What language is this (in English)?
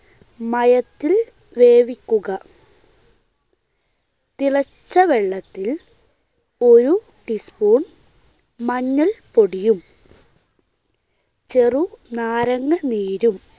Malayalam